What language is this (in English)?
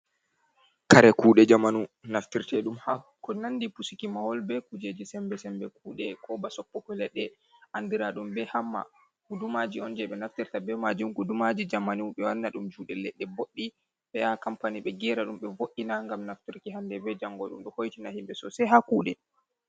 Fula